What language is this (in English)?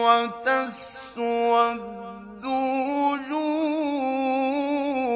Arabic